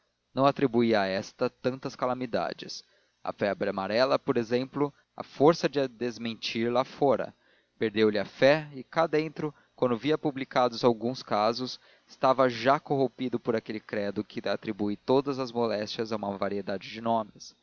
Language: Portuguese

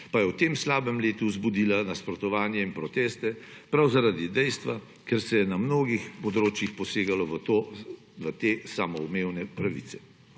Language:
Slovenian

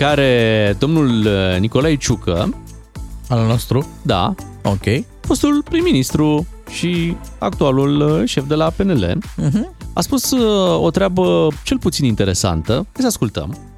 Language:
Romanian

